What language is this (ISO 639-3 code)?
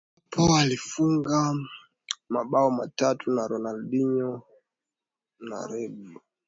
swa